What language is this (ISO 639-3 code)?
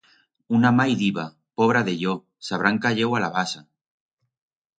arg